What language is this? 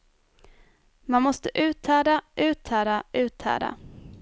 Swedish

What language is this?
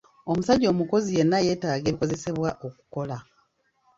Ganda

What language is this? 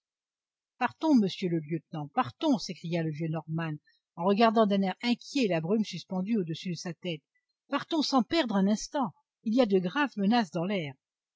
French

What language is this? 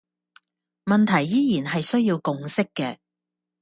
Cantonese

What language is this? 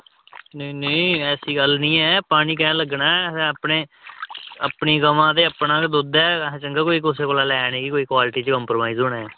Dogri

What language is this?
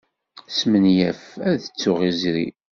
Kabyle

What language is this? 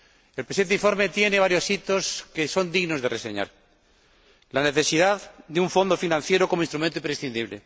Spanish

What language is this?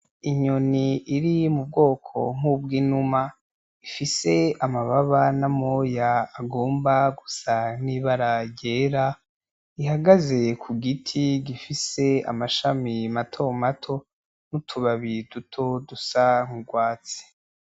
Rundi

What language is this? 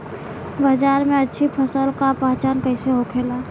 Bhojpuri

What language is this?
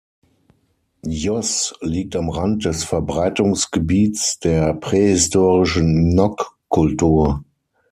German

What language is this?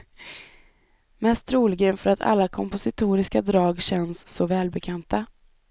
Swedish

